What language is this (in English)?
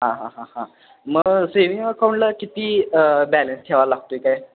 Marathi